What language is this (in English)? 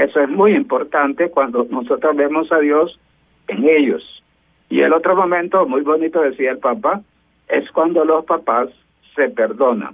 Spanish